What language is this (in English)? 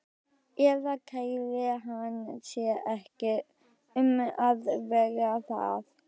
Icelandic